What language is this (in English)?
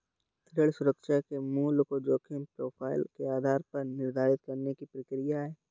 Hindi